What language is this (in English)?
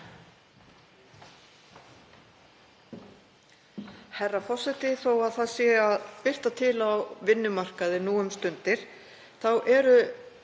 Icelandic